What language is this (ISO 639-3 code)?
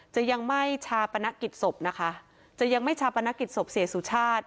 tha